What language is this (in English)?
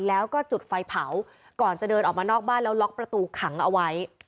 Thai